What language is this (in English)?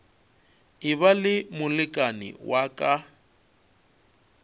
Northern Sotho